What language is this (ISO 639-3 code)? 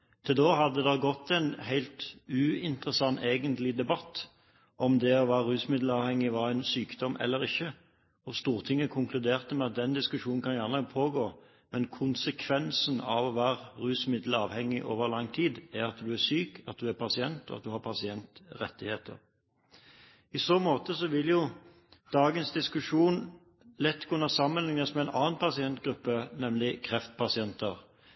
nob